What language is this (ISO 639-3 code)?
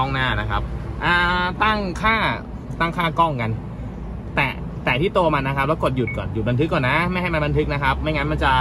tha